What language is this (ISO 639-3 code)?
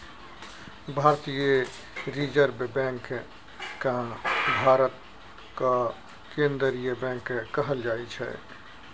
mai